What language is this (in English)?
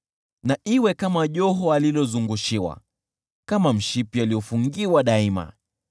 Swahili